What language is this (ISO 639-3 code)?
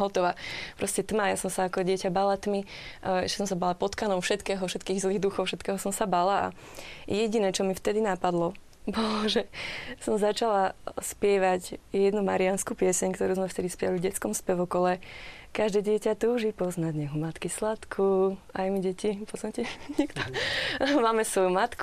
slk